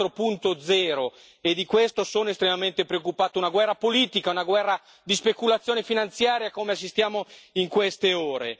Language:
Italian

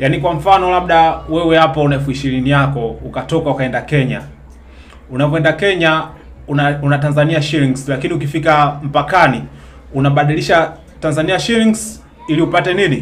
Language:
Swahili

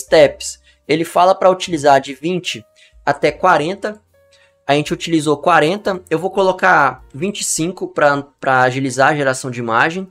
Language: Portuguese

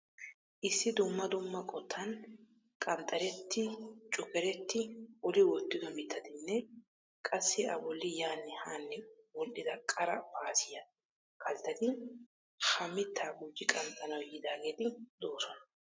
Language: Wolaytta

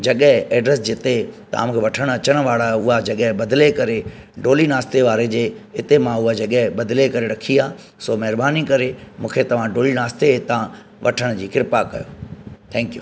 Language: Sindhi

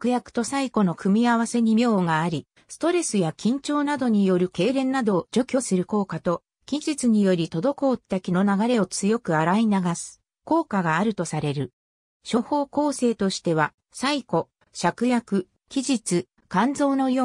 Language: Japanese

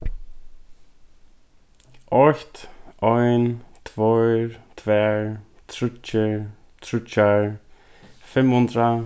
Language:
Faroese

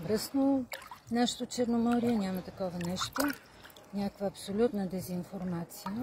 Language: Bulgarian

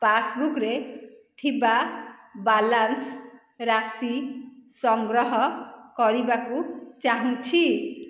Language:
Odia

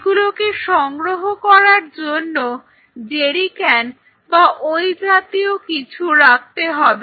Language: Bangla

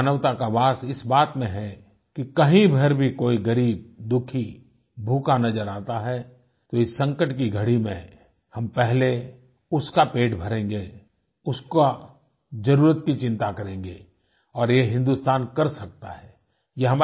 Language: Hindi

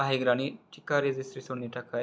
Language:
Bodo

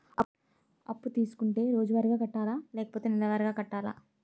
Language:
Telugu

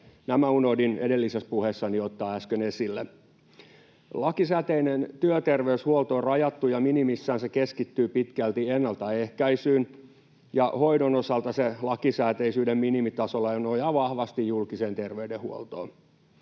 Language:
Finnish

